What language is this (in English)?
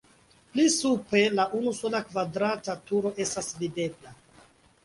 Esperanto